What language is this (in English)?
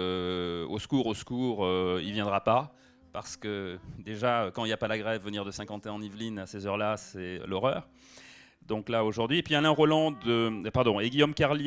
French